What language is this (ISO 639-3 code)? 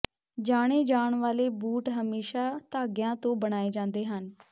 pan